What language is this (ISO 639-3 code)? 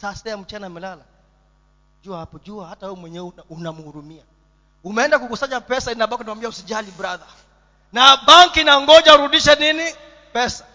swa